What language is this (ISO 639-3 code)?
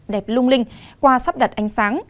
vie